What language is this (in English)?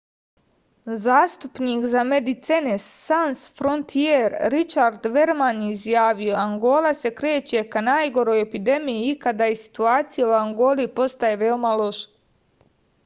Serbian